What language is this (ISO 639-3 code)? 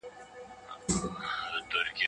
pus